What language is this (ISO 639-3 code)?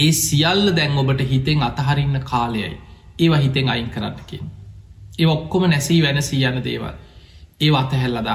tur